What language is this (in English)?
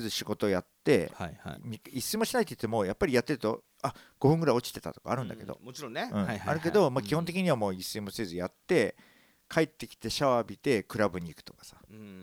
Japanese